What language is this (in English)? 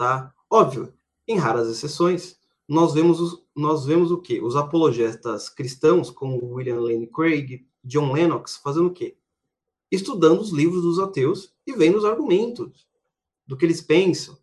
Portuguese